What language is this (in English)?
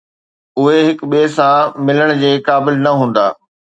Sindhi